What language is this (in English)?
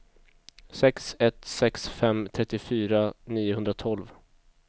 Swedish